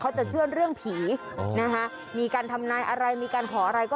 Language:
Thai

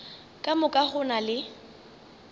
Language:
Northern Sotho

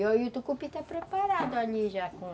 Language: Portuguese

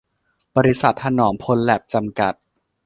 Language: Thai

